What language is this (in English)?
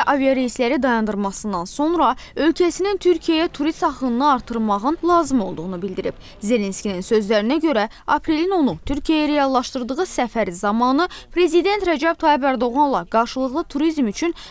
Russian